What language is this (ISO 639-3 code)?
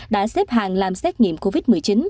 vie